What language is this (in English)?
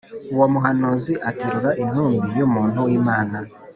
Kinyarwanda